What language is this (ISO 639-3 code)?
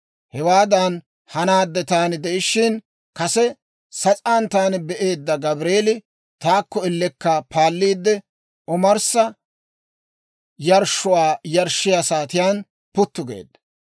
dwr